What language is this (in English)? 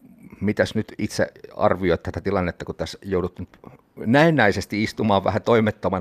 Finnish